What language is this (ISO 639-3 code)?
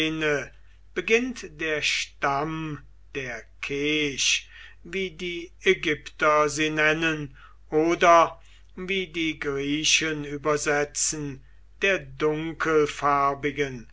deu